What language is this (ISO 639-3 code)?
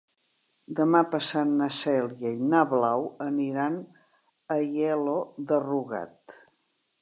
cat